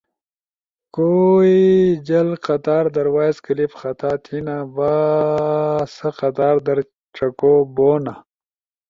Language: Ushojo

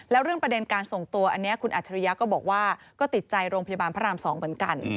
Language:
Thai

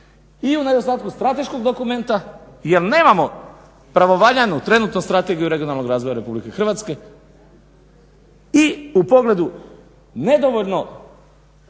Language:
Croatian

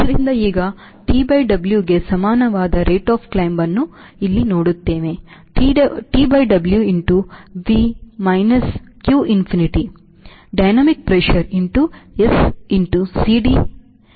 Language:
Kannada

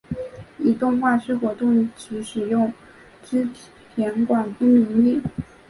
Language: Chinese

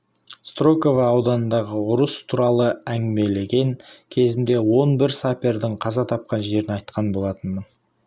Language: Kazakh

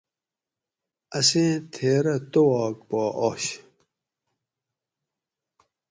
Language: Gawri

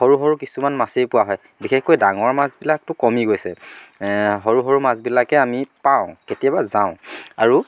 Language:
Assamese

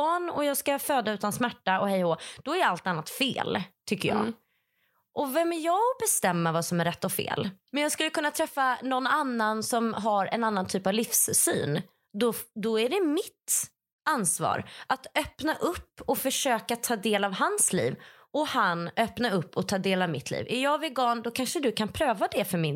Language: Swedish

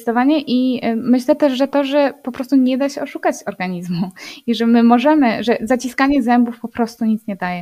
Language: Polish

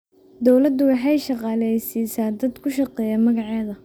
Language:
Somali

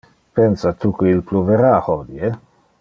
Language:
Interlingua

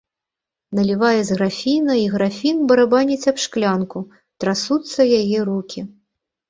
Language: Belarusian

